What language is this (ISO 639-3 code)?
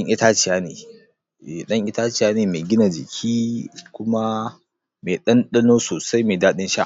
hau